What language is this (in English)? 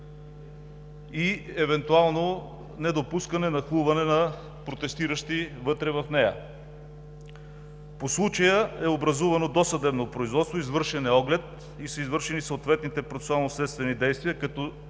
Bulgarian